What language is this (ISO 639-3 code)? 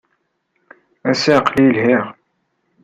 kab